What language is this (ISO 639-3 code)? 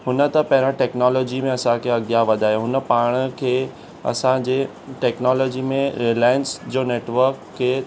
snd